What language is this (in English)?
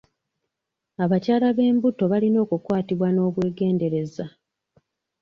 Ganda